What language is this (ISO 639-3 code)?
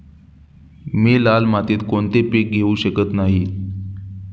mar